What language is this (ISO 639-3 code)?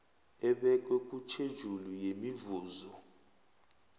nbl